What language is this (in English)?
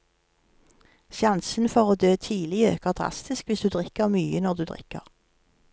Norwegian